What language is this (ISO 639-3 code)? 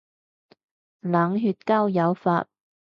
yue